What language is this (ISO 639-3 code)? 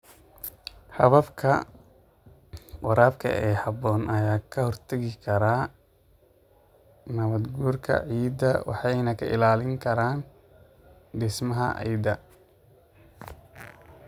som